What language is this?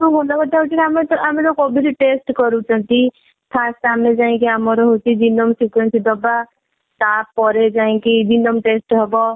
Odia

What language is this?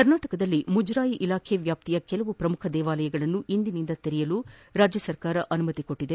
Kannada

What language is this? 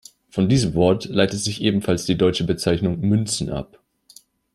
German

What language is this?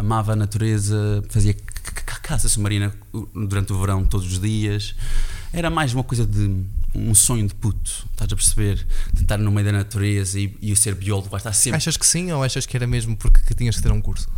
Portuguese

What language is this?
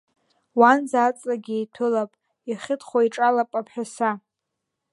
Abkhazian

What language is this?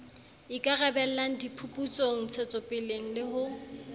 Southern Sotho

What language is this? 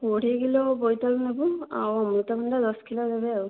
Odia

